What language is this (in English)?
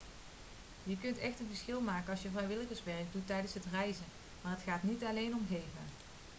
Dutch